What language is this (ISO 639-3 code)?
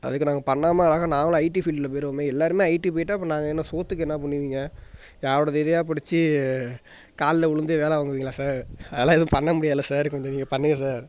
tam